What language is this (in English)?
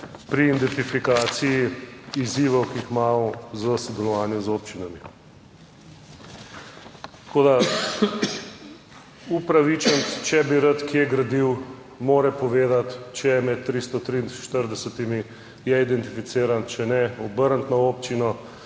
Slovenian